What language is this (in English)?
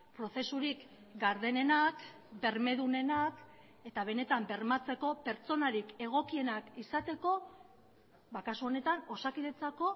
Basque